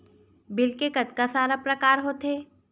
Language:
Chhattisgarhi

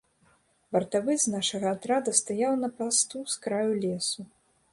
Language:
Belarusian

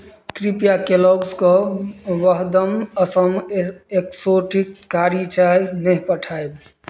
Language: Maithili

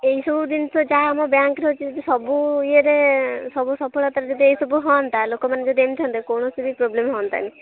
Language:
Odia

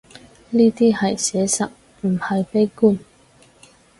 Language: Cantonese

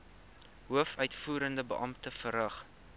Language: Afrikaans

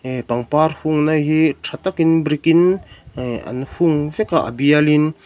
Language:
Mizo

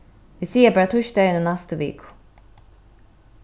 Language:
Faroese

